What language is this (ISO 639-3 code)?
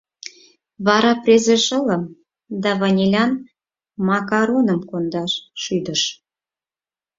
chm